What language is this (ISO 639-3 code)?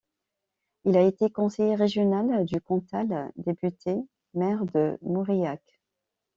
fra